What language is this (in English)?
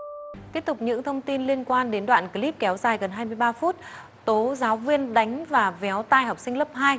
Vietnamese